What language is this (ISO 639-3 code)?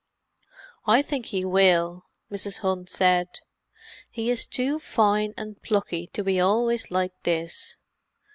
eng